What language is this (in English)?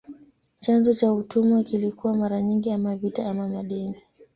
Swahili